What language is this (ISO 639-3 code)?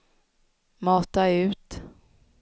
swe